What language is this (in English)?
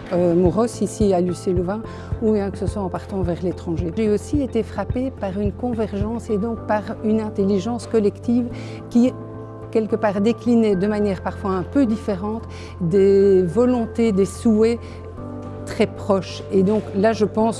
French